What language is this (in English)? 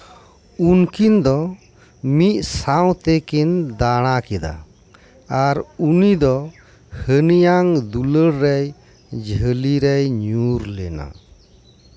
Santali